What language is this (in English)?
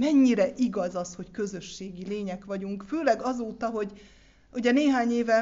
Hungarian